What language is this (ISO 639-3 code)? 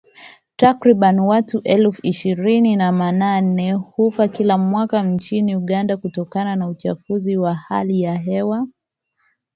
swa